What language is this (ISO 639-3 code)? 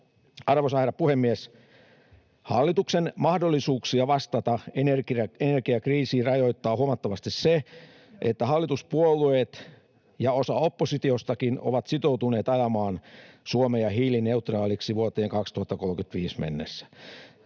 fin